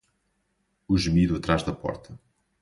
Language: Portuguese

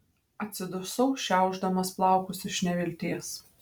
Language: Lithuanian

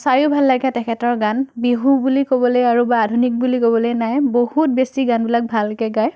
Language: Assamese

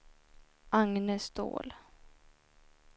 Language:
Swedish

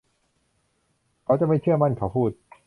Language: Thai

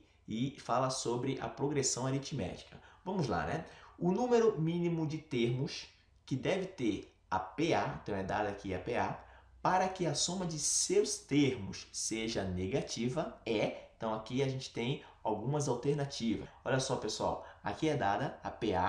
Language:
Portuguese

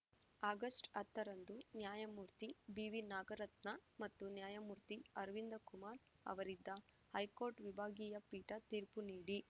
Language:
Kannada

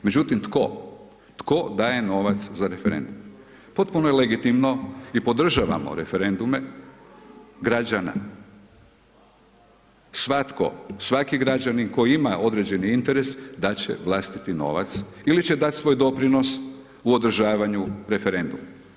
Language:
Croatian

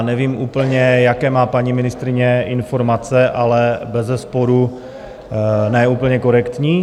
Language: Czech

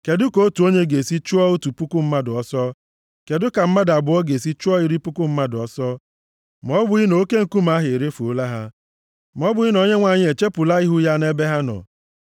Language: Igbo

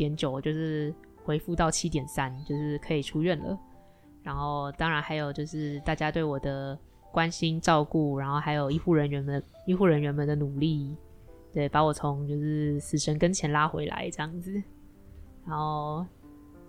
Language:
Chinese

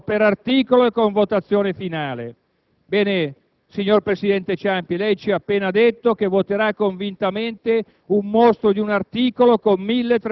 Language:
Italian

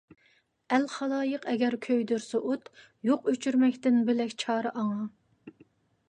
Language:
Uyghur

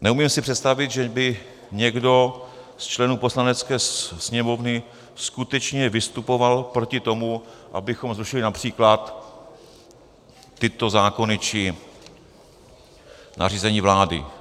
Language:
Czech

